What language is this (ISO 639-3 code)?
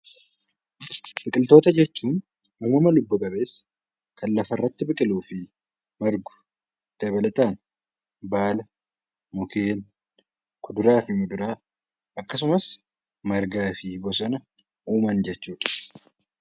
orm